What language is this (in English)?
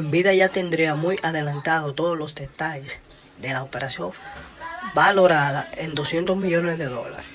Spanish